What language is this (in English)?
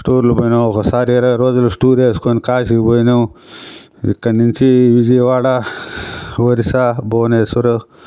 Telugu